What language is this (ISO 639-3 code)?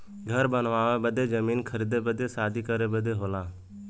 bho